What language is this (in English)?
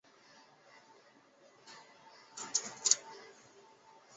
Chinese